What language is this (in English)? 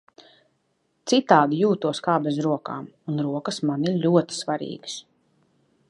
Latvian